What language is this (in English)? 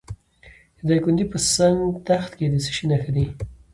Pashto